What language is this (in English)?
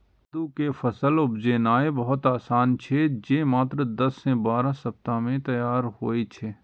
Maithili